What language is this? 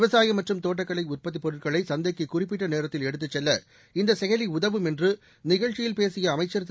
Tamil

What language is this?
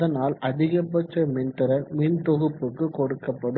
Tamil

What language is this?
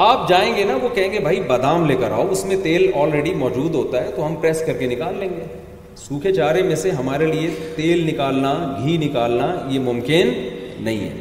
Urdu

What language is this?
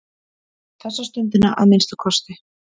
Icelandic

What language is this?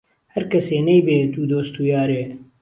Central Kurdish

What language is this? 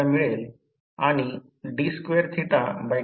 Marathi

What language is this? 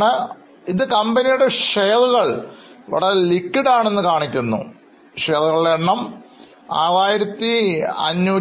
Malayalam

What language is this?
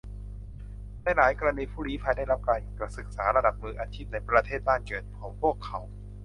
Thai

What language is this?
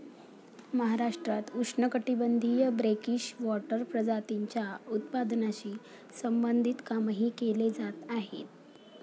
Marathi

